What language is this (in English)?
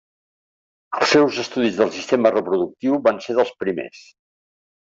Catalan